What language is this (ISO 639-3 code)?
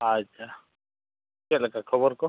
sat